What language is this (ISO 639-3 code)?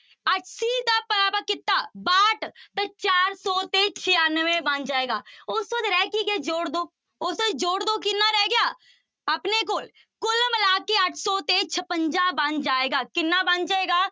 pan